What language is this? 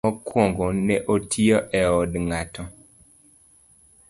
Luo (Kenya and Tanzania)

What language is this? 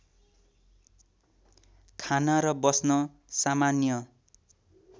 Nepali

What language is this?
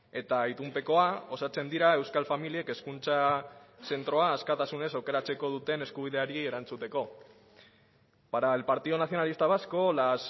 Basque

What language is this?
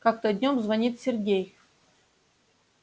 Russian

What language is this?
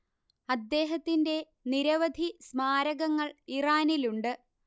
Malayalam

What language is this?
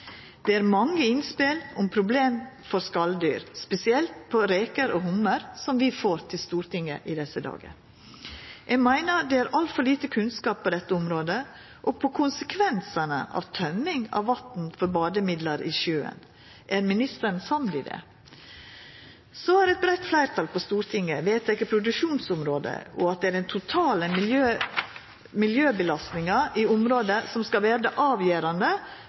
Norwegian Nynorsk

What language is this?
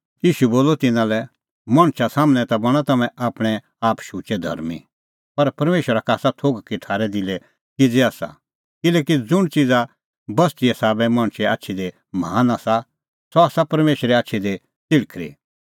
Kullu Pahari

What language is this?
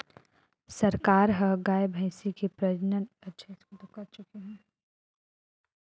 Chhattisgarhi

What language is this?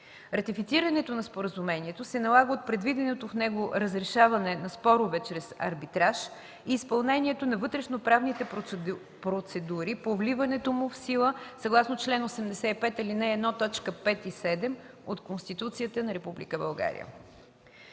Bulgarian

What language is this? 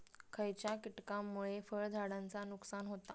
Marathi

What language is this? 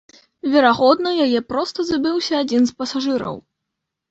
Belarusian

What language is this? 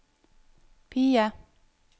Norwegian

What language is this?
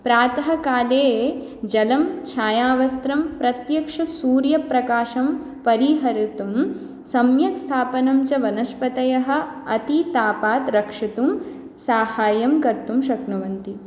Sanskrit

